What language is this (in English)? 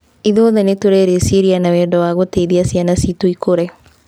Kikuyu